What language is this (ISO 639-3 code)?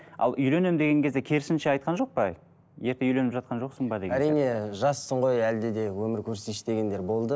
kaz